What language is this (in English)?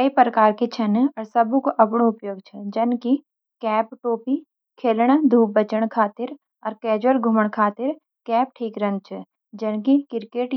Garhwali